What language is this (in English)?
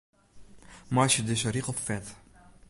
Western Frisian